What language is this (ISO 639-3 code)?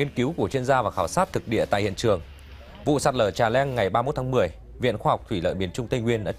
vie